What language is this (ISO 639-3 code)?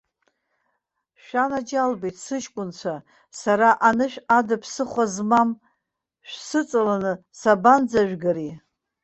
abk